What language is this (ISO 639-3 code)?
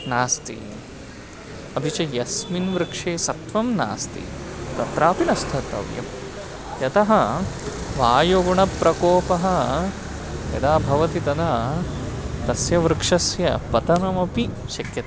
san